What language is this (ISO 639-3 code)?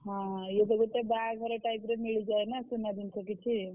ori